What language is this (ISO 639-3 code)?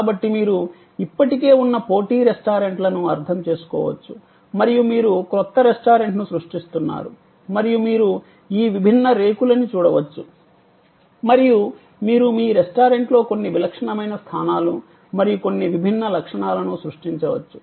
tel